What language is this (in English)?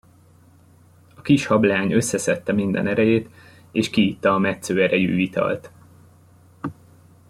Hungarian